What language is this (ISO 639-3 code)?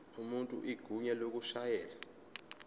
zul